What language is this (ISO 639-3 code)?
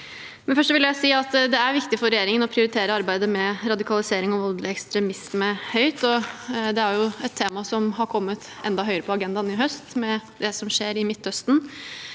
nor